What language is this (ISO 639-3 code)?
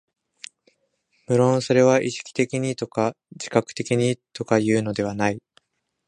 jpn